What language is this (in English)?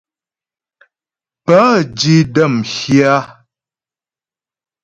Ghomala